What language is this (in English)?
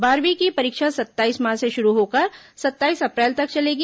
Hindi